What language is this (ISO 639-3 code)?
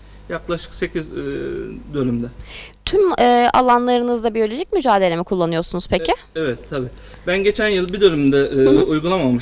tur